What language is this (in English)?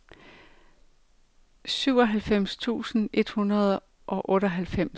Danish